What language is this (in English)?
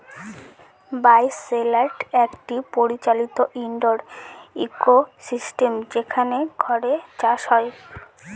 Bangla